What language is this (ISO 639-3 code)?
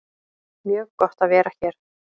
isl